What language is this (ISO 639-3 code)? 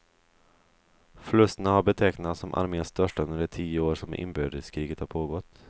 swe